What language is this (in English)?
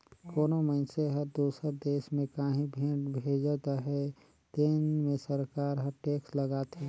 Chhattisgarhi